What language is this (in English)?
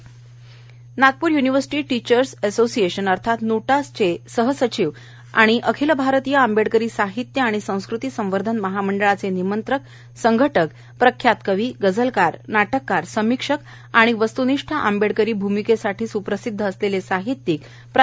Marathi